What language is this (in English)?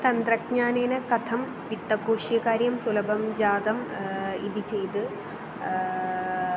Sanskrit